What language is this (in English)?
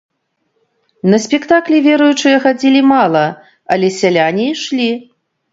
Belarusian